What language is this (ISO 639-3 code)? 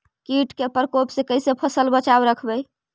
mag